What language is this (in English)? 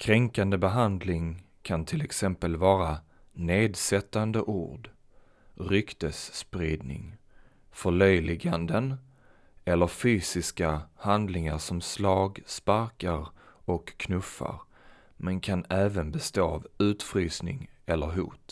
Swedish